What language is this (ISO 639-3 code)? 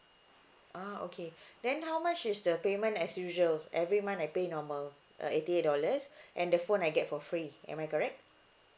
eng